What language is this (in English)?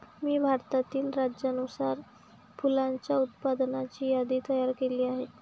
Marathi